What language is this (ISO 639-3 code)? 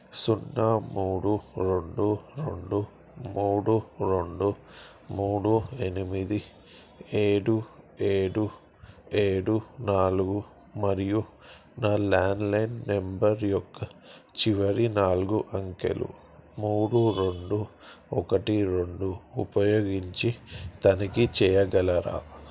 tel